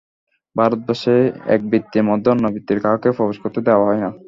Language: Bangla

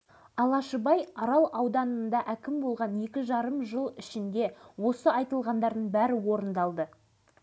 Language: Kazakh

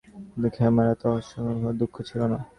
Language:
Bangla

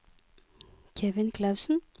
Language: Norwegian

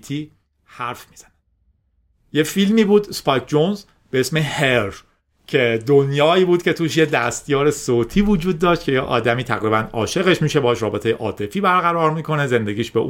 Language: Persian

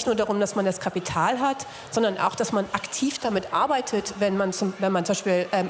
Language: German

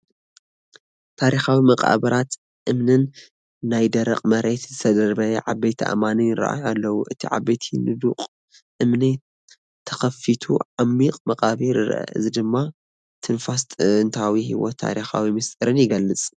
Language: Tigrinya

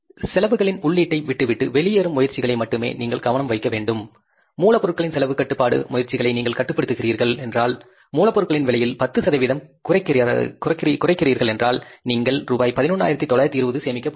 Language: Tamil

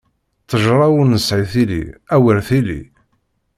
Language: Kabyle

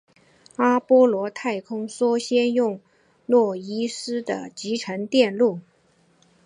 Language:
Chinese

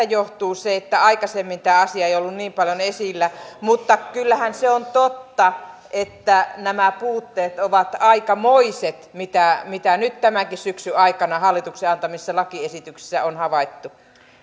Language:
Finnish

